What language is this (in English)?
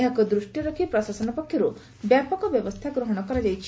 Odia